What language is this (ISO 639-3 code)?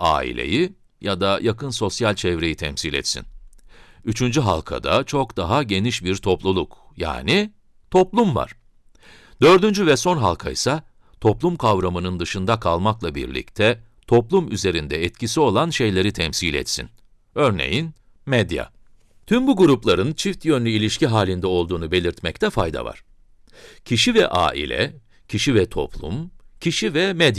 tur